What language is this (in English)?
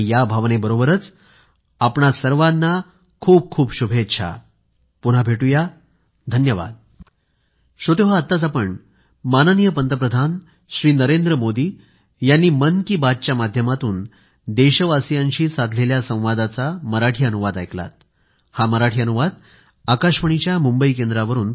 Marathi